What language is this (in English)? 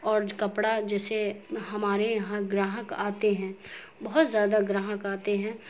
Urdu